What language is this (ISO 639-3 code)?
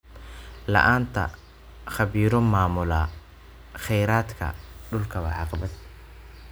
som